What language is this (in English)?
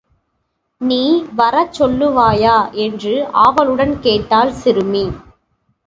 Tamil